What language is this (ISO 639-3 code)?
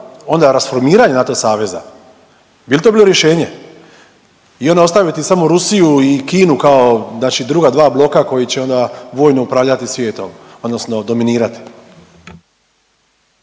hrv